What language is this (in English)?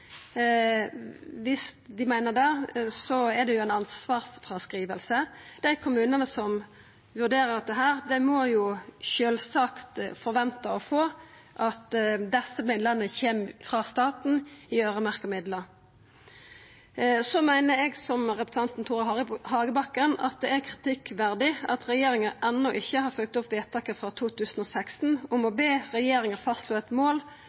Norwegian Nynorsk